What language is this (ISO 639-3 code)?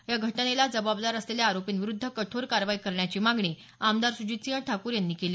mar